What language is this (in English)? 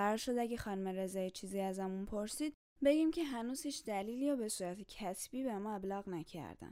Persian